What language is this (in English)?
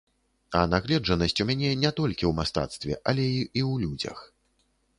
Belarusian